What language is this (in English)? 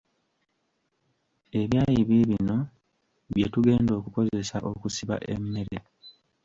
Ganda